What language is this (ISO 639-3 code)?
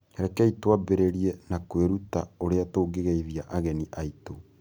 kik